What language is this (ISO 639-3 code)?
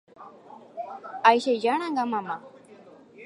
grn